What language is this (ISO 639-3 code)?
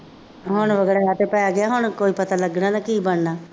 pan